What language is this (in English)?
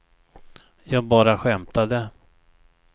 Swedish